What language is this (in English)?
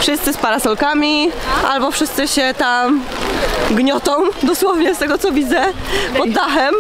Polish